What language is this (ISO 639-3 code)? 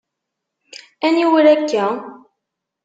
kab